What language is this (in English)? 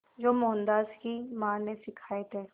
Hindi